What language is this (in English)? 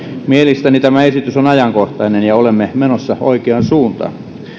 Finnish